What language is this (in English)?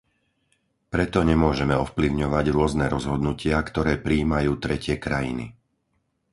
Slovak